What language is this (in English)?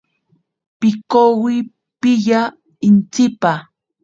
Ashéninka Perené